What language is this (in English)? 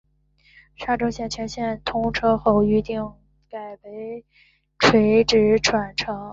Chinese